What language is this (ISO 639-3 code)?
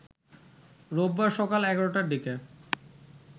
ben